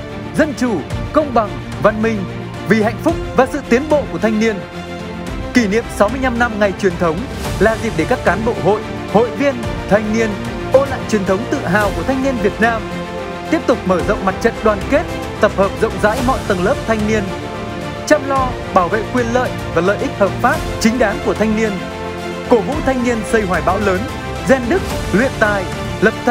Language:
Vietnamese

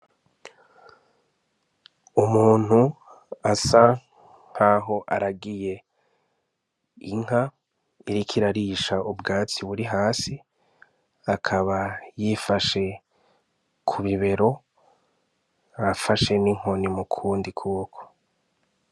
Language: Rundi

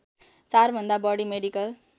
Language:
Nepali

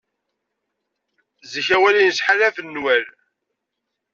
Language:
Kabyle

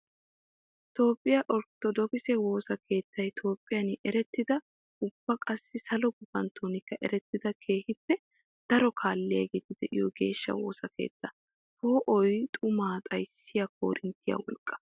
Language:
Wolaytta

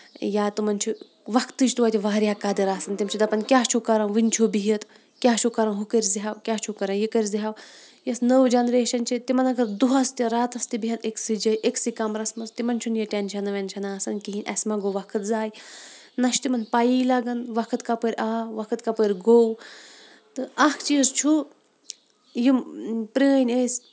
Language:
Kashmiri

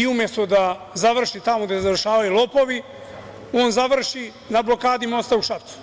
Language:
Serbian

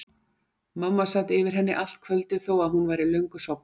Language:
Icelandic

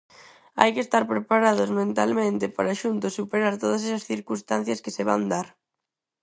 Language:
Galician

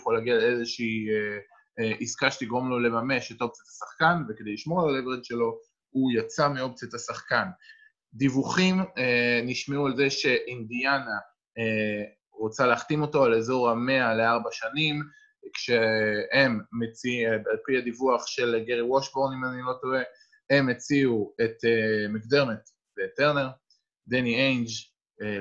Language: Hebrew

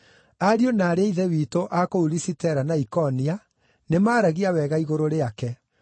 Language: Kikuyu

